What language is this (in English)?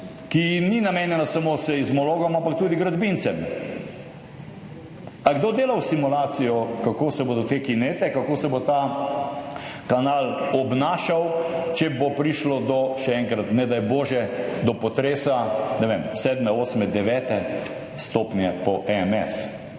Slovenian